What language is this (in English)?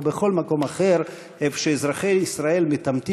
Hebrew